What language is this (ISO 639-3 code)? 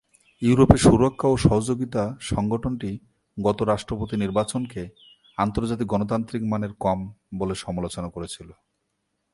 ben